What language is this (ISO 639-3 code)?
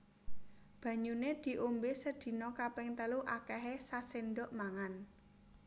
jav